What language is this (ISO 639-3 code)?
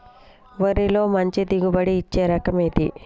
tel